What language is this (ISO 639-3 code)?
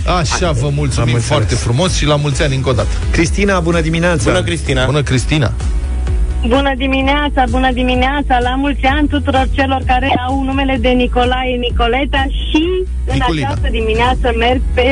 ron